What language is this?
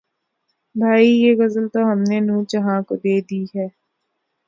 Urdu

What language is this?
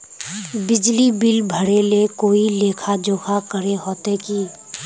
Magahi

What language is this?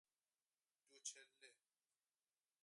Persian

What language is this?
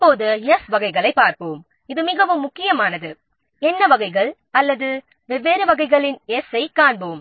Tamil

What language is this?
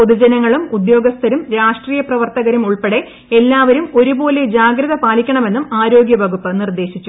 Malayalam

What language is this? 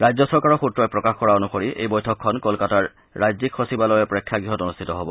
Assamese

